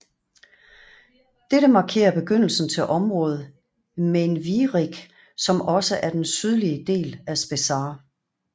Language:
Danish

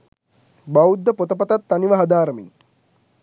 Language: Sinhala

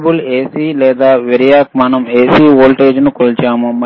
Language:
Telugu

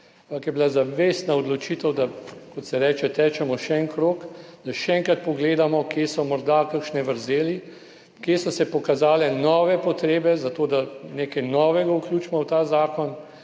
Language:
Slovenian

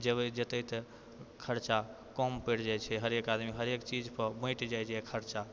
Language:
Maithili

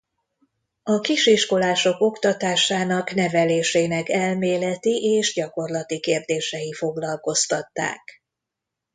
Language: Hungarian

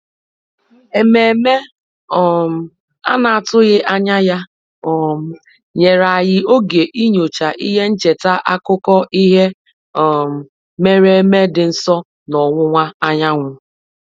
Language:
Igbo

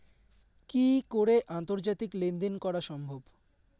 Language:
Bangla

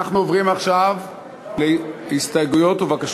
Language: Hebrew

